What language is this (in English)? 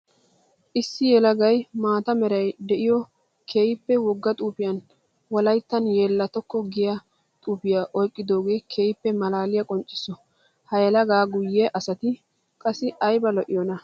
Wolaytta